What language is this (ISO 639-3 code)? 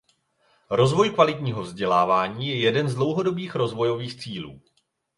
ces